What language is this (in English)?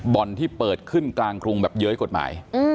Thai